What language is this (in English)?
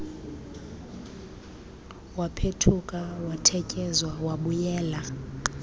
Xhosa